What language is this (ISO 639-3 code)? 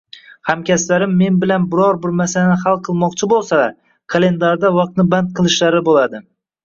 uzb